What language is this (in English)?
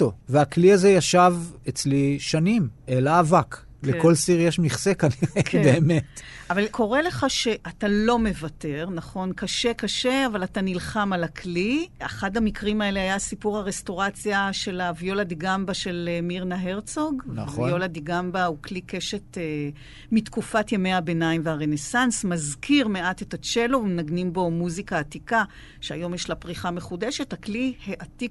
Hebrew